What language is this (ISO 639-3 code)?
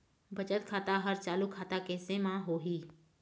hne